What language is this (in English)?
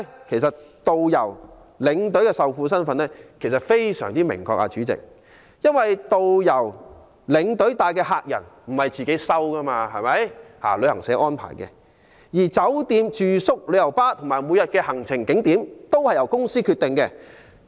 Cantonese